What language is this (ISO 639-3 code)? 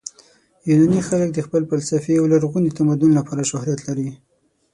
pus